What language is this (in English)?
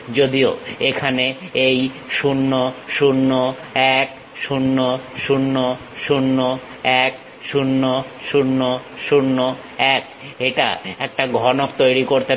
Bangla